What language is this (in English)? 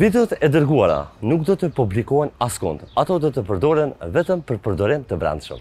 Romanian